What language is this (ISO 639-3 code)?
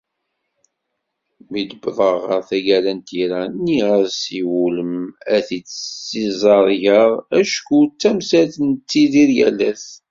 kab